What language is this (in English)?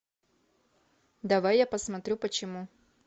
Russian